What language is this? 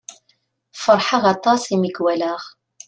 Kabyle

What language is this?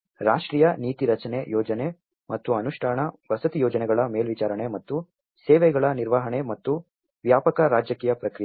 Kannada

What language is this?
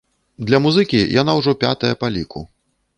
Belarusian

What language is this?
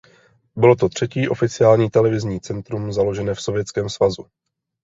Czech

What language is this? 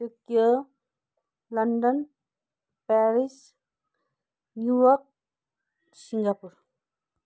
Nepali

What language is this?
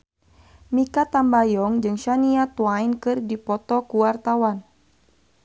Sundanese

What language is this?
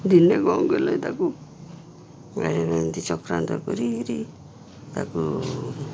Odia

